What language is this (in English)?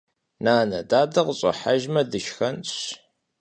Kabardian